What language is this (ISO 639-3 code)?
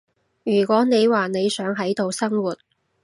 yue